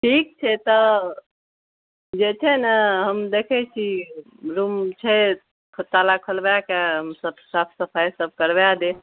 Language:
Maithili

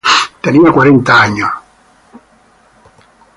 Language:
Spanish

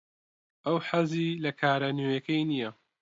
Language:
Central Kurdish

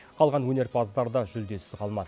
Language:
Kazakh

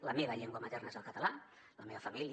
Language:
Catalan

